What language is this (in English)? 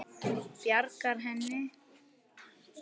Icelandic